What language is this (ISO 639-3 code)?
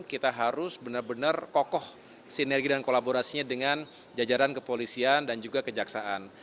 ind